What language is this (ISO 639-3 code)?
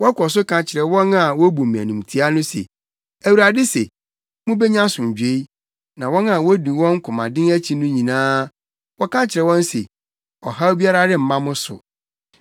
aka